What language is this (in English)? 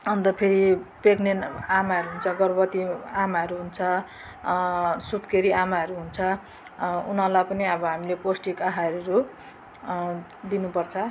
Nepali